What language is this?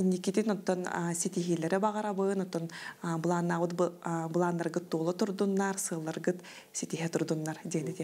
Russian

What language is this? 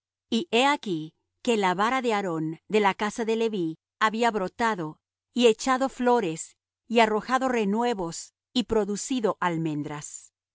Spanish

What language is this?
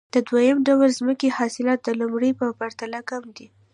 Pashto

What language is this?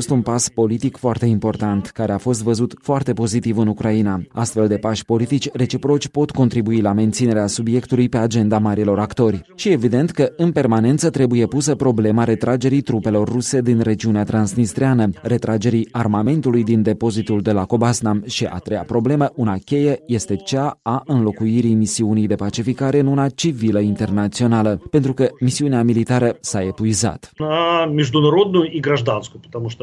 Romanian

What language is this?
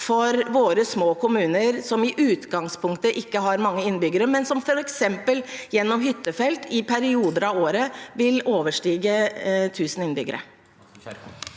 Norwegian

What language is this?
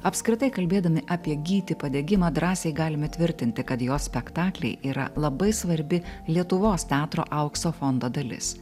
Lithuanian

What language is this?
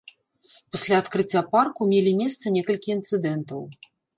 Belarusian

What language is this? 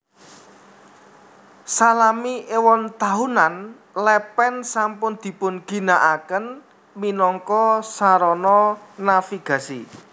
Javanese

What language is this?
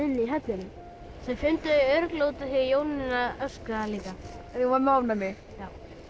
Icelandic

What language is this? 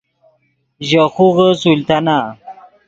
Yidgha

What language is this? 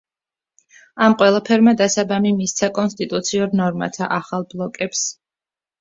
Georgian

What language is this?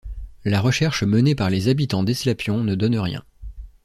French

